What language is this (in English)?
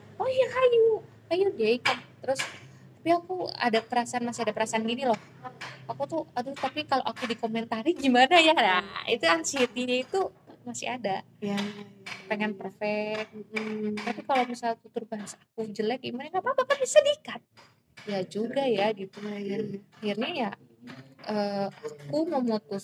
Indonesian